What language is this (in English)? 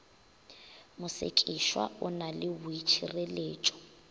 Northern Sotho